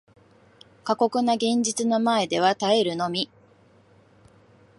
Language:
Japanese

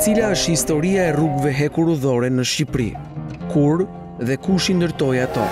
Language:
Romanian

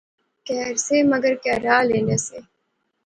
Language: Pahari-Potwari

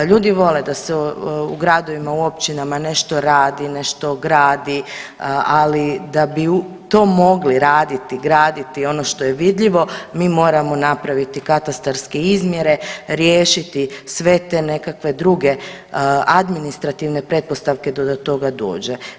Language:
Croatian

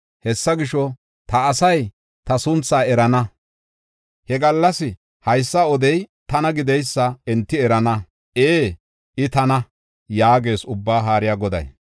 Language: Gofa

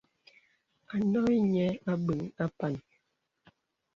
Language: Bebele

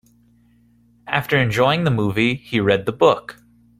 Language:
English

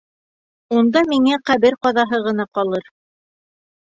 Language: Bashkir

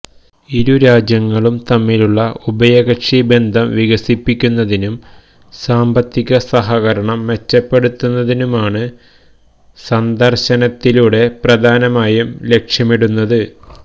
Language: Malayalam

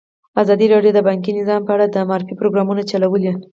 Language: Pashto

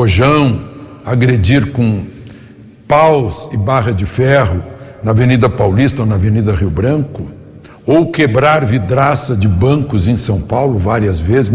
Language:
Portuguese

